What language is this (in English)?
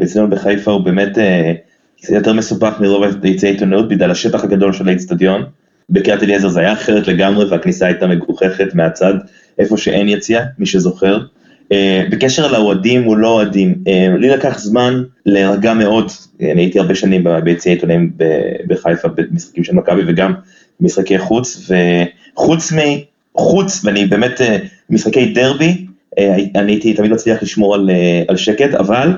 Hebrew